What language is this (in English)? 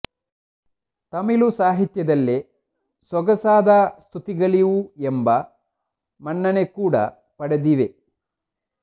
Kannada